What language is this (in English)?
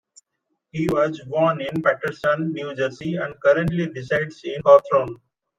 English